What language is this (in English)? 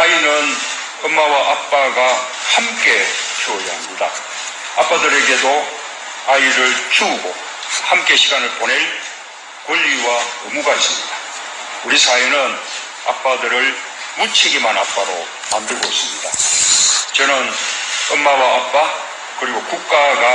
Korean